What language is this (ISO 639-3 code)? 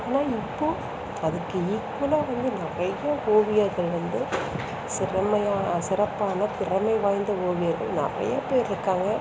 tam